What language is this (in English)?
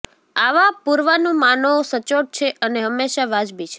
Gujarati